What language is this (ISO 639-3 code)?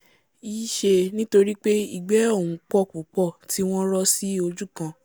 yor